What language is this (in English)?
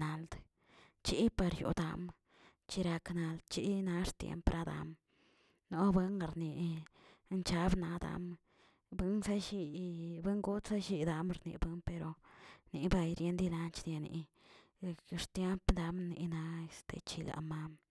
Tilquiapan Zapotec